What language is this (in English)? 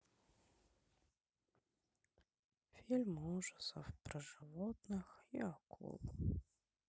Russian